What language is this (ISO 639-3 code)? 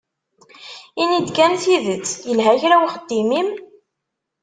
kab